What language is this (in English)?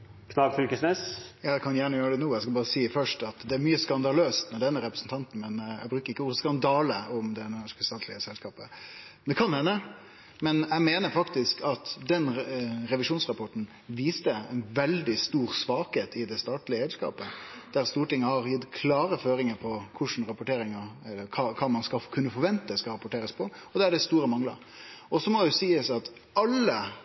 Norwegian